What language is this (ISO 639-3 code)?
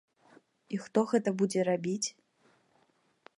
bel